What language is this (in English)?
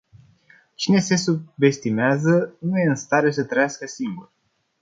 Romanian